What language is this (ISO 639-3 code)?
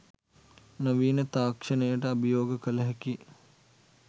sin